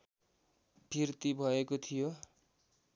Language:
Nepali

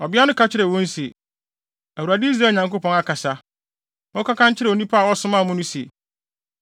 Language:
Akan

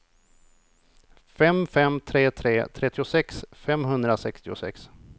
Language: Swedish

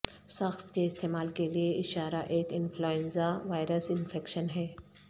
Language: Urdu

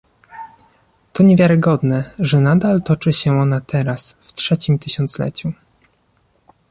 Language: Polish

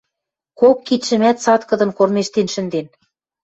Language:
Western Mari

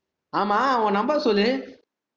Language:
Tamil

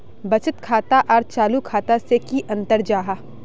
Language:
Magahi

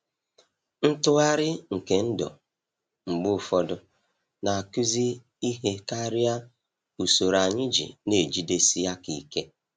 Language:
Igbo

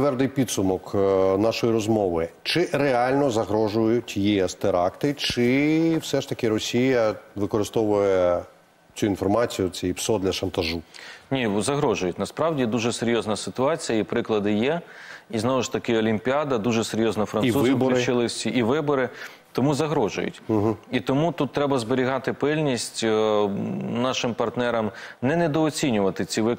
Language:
Ukrainian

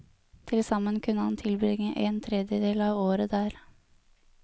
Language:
Norwegian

